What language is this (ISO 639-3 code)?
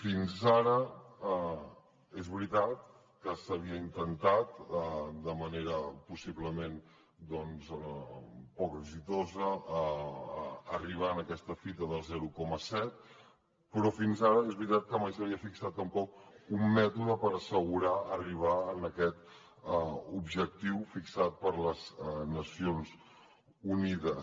cat